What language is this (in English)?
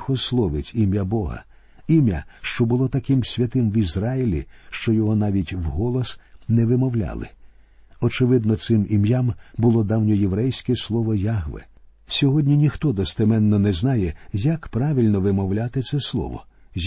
Ukrainian